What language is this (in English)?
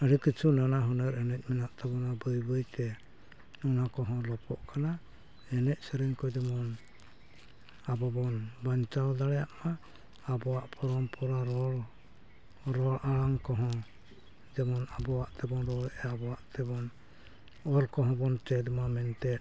Santali